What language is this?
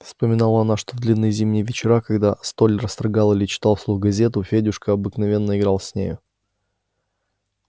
Russian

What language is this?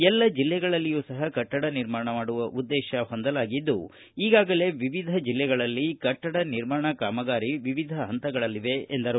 Kannada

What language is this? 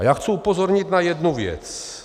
Czech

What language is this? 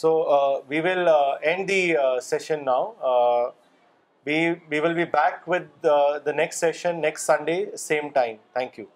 Urdu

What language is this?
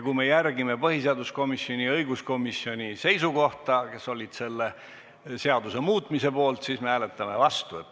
Estonian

